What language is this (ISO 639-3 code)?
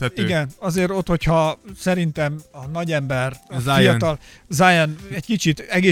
hun